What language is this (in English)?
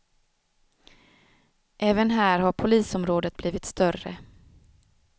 Swedish